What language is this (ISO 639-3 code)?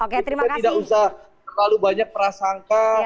ind